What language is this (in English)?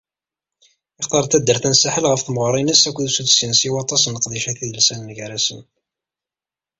Kabyle